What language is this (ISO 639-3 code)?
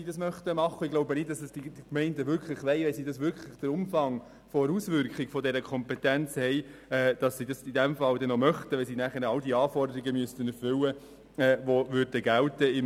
gsw